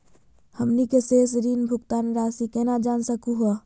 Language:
Magahi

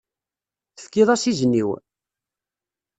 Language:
Kabyle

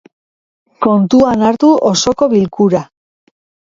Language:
Basque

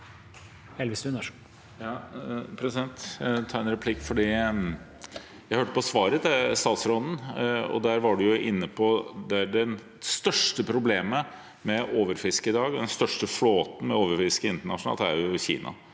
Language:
Norwegian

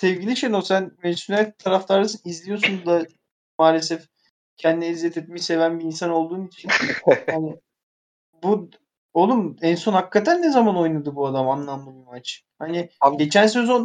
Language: Turkish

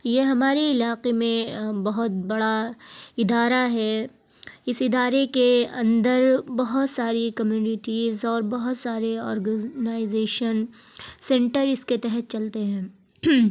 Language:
Urdu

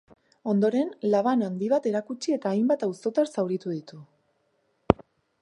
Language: Basque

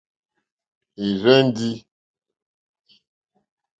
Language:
Mokpwe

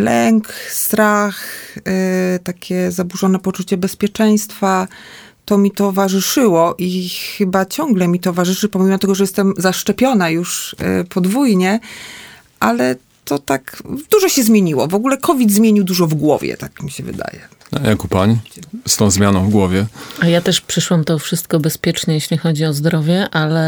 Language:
Polish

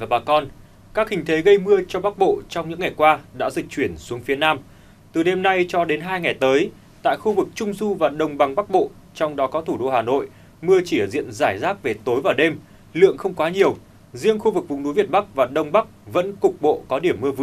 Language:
Vietnamese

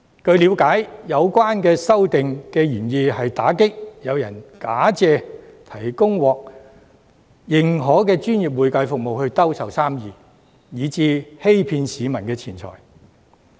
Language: Cantonese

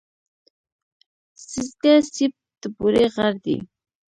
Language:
Pashto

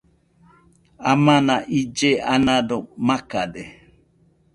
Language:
Nüpode Huitoto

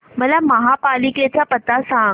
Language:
Marathi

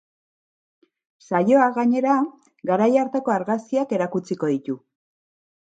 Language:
Basque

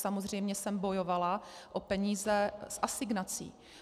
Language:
Czech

